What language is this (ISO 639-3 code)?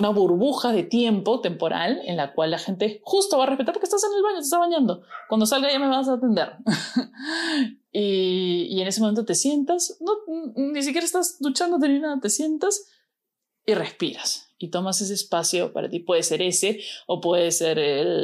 spa